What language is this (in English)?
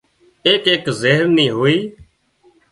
Wadiyara Koli